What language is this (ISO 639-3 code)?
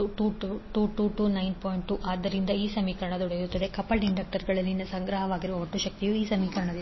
kan